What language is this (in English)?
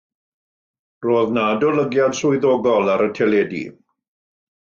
Welsh